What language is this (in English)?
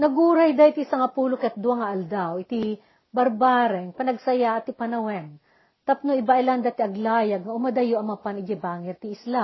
Filipino